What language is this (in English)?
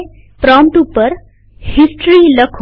Gujarati